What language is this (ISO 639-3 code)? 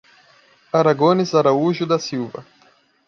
por